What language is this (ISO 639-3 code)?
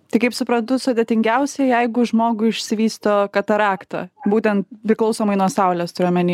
lit